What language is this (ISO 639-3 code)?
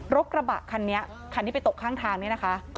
tha